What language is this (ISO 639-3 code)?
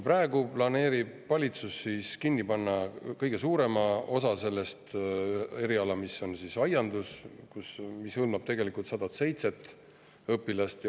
est